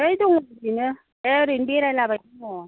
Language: Bodo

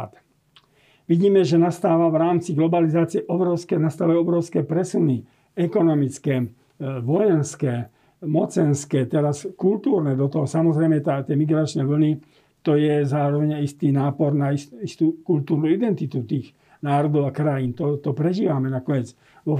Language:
Slovak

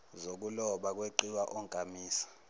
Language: Zulu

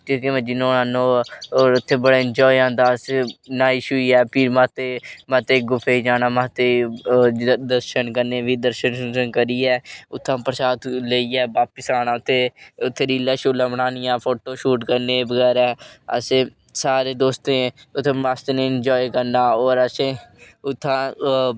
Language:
Dogri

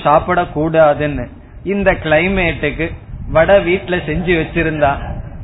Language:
Tamil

